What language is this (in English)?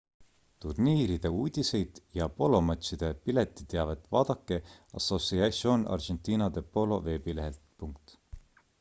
Estonian